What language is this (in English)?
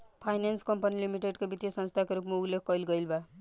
Bhojpuri